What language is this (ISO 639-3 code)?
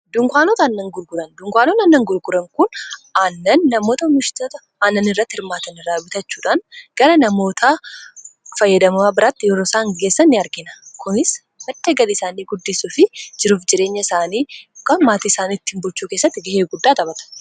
orm